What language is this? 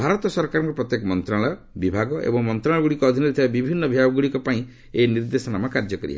Odia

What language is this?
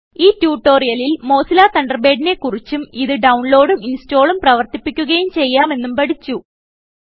Malayalam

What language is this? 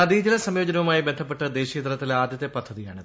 Malayalam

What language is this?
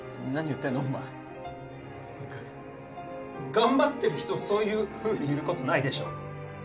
Japanese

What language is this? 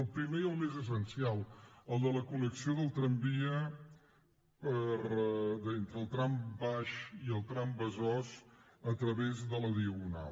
Catalan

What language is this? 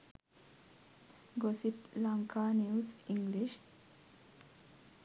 Sinhala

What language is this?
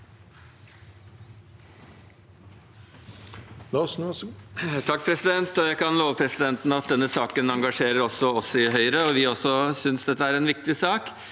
Norwegian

